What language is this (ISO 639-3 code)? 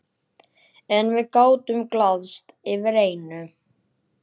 isl